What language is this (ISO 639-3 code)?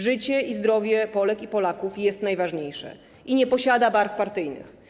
pol